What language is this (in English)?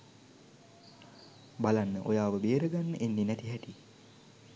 Sinhala